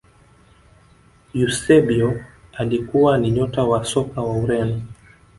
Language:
Swahili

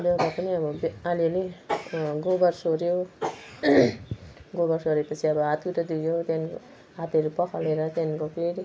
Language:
Nepali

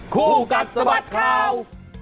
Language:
Thai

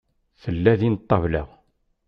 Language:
Kabyle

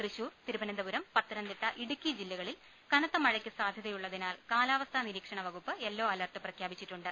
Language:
Malayalam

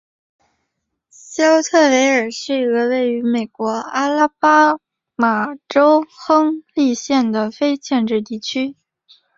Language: Chinese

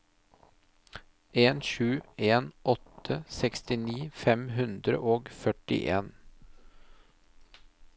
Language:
Norwegian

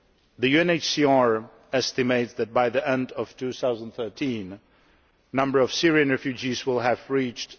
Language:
English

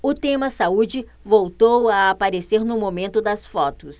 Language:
Portuguese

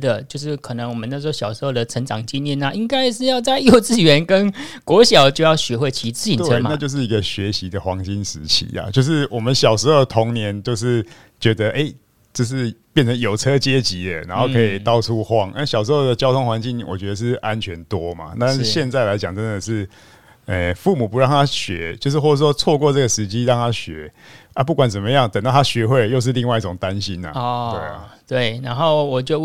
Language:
Chinese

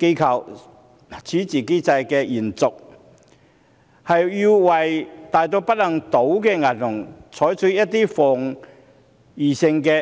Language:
Cantonese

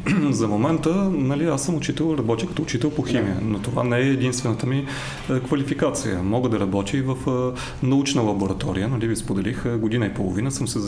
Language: Bulgarian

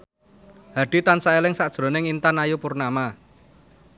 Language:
Javanese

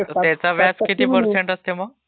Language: Marathi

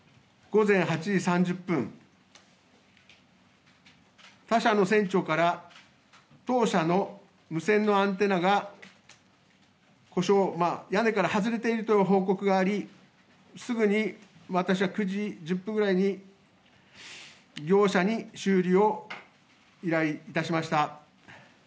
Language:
Japanese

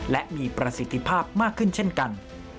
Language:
Thai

